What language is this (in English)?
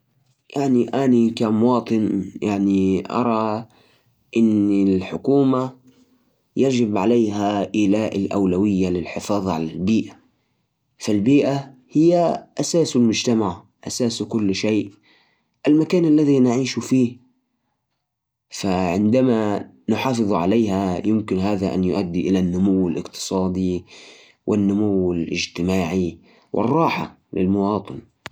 Najdi Arabic